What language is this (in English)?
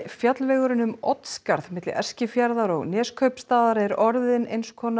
Icelandic